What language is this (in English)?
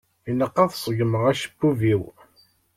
Kabyle